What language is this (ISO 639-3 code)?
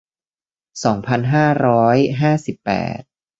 tha